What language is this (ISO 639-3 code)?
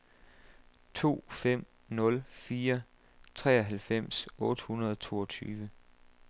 dan